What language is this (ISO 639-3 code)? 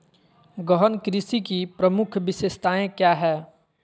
mag